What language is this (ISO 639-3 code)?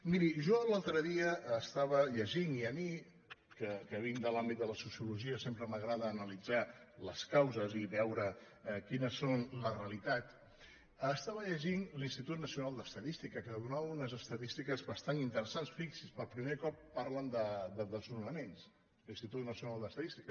cat